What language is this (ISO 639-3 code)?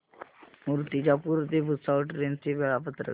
mar